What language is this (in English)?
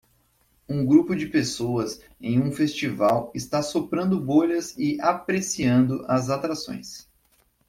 Portuguese